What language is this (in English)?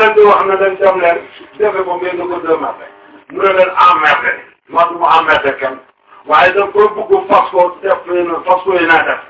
Turkish